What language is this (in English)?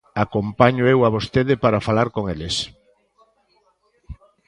Galician